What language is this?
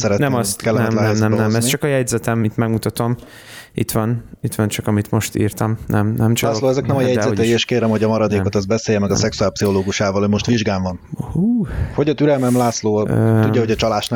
Hungarian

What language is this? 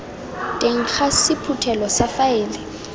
Tswana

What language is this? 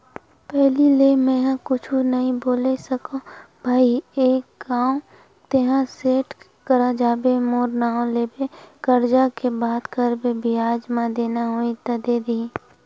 Chhattisgarhi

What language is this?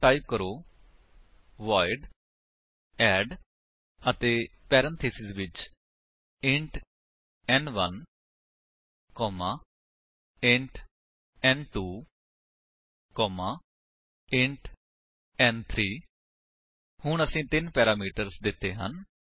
Punjabi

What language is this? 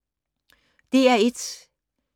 Danish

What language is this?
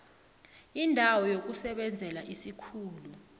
South Ndebele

